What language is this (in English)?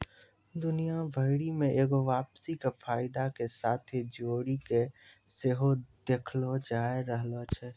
Maithili